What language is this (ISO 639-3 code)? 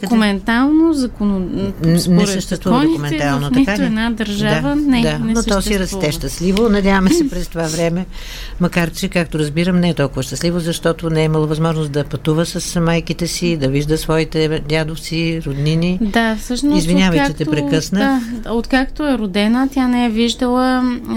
bul